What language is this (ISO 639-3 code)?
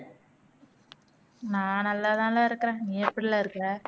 tam